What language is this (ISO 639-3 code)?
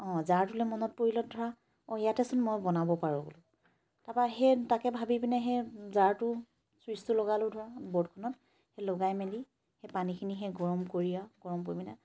asm